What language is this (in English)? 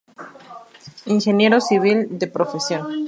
Spanish